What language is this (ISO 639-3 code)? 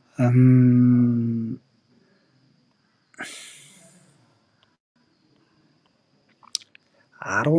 ron